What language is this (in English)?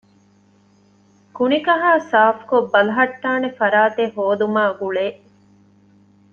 Divehi